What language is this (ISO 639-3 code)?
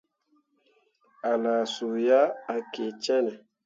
mua